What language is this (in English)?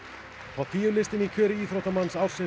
Icelandic